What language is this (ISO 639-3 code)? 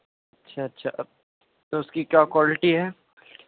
urd